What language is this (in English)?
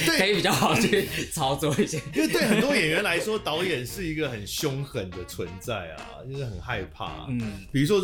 Chinese